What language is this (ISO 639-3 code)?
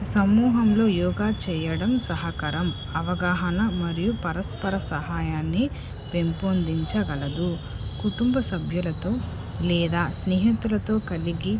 tel